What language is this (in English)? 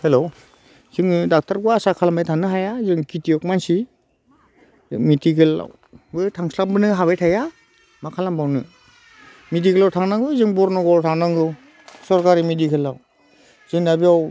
Bodo